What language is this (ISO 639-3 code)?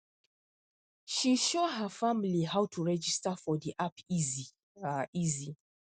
pcm